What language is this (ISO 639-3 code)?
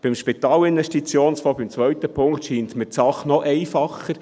gsw